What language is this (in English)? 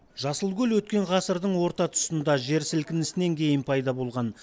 Kazakh